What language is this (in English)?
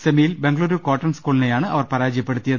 Malayalam